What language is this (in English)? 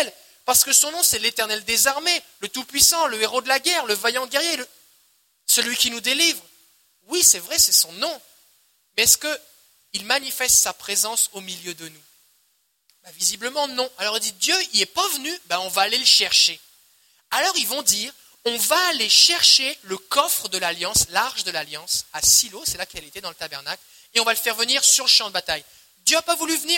French